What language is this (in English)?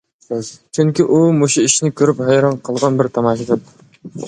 Uyghur